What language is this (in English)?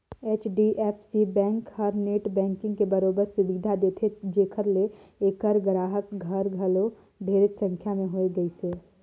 Chhattisgarhi